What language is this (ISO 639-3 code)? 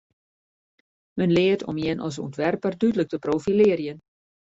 fry